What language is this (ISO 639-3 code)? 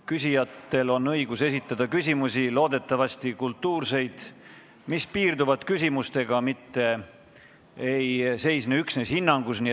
est